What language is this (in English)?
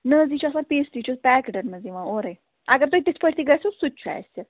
Kashmiri